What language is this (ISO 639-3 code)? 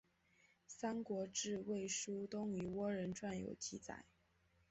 zho